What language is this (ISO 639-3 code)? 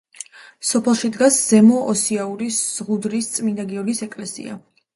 kat